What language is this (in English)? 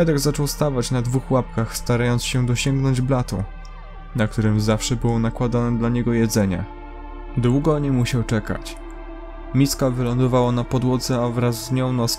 Polish